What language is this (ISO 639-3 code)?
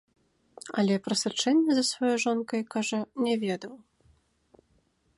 bel